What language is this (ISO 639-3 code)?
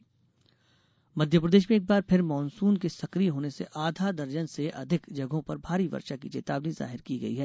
hin